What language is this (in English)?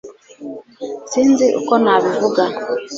Kinyarwanda